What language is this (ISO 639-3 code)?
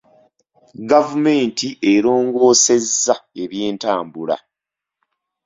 lug